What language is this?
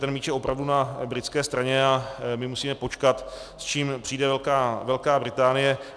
Czech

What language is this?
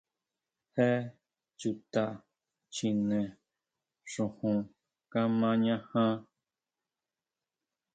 Huautla Mazatec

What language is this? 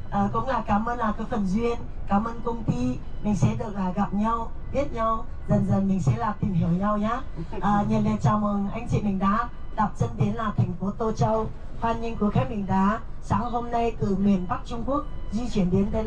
Vietnamese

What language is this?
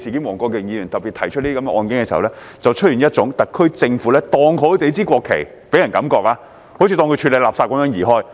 Cantonese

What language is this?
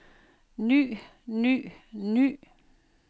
Danish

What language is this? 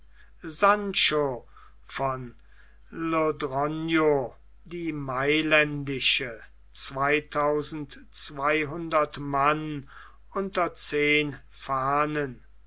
German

